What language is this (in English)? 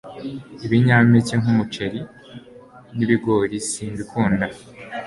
Kinyarwanda